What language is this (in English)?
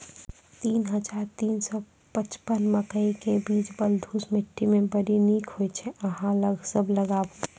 Maithili